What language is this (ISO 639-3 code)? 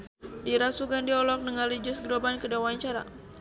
sun